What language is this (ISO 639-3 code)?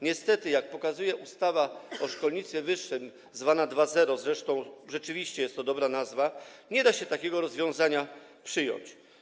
pol